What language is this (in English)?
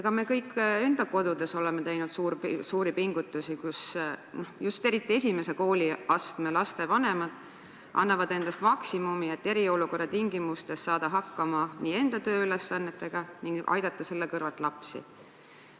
Estonian